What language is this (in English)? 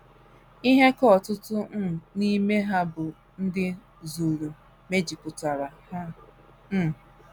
Igbo